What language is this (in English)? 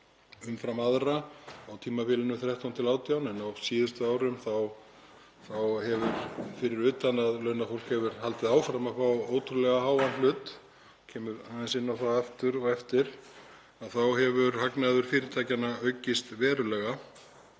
Icelandic